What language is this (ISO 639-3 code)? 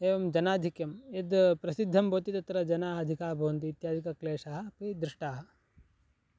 san